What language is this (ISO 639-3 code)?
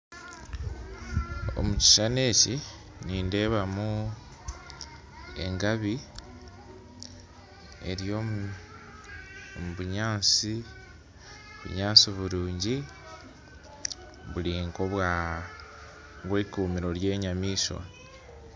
nyn